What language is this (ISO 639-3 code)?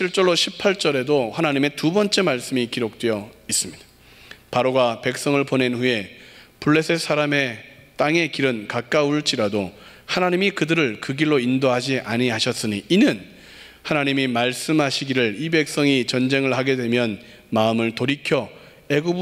kor